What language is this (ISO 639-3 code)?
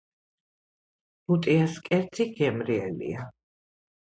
kat